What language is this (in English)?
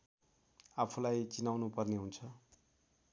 Nepali